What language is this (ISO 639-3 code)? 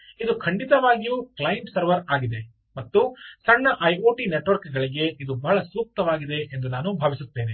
kan